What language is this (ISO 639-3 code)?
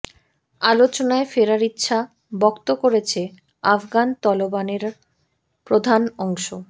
ben